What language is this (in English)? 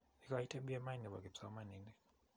Kalenjin